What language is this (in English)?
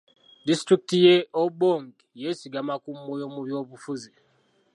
Ganda